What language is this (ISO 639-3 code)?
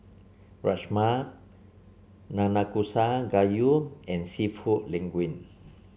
eng